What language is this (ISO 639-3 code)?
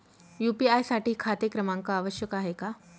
mar